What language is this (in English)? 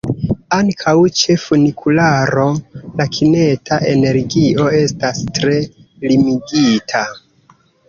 Esperanto